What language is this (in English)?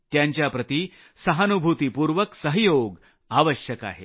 Marathi